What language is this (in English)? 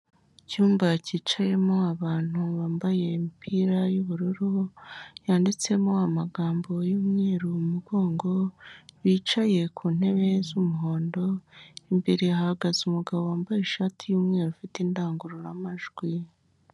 Kinyarwanda